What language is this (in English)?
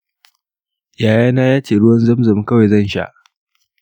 Hausa